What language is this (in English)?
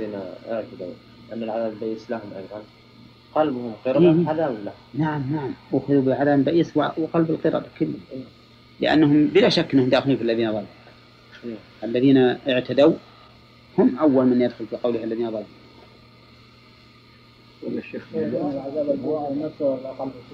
Arabic